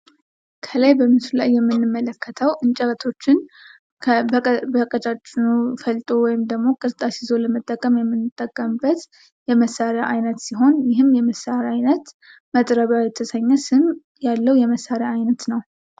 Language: Amharic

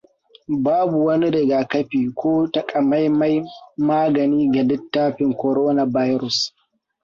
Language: Hausa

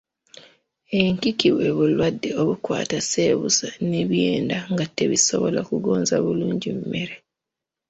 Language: Ganda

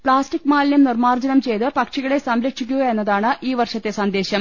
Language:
Malayalam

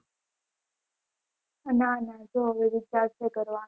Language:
Gujarati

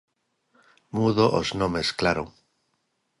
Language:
Galician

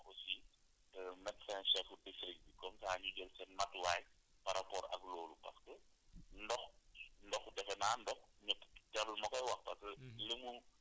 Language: Wolof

